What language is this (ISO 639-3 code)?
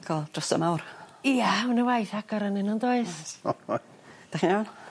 cym